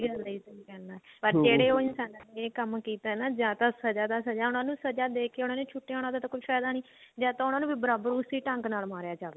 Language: Punjabi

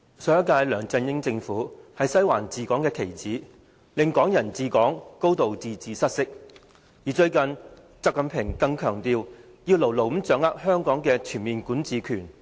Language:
Cantonese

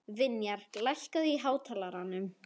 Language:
Icelandic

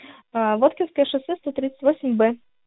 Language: Russian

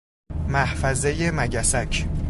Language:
Persian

